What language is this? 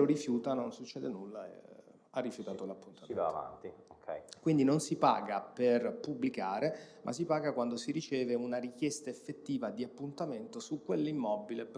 Italian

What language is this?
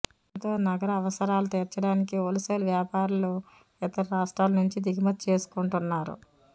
Telugu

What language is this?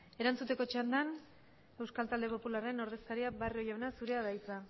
Basque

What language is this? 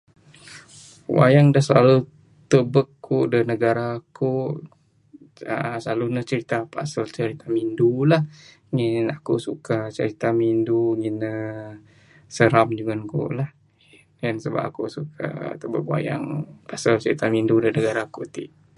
Bukar-Sadung Bidayuh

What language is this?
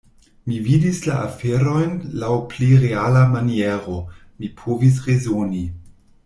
Esperanto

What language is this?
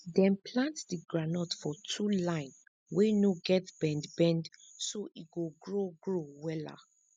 Nigerian Pidgin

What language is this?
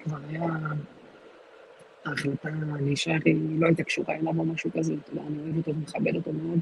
Hebrew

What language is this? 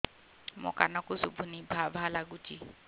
Odia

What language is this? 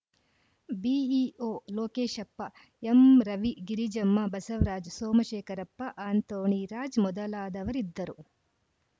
Kannada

